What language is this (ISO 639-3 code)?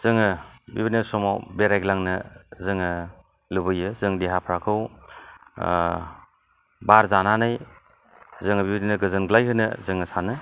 brx